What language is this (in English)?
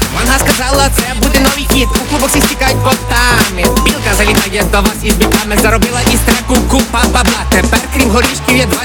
Ukrainian